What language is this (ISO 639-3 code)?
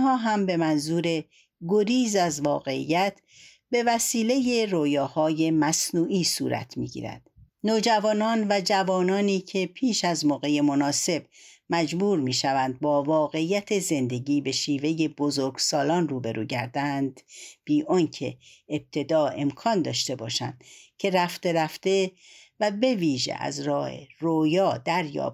fas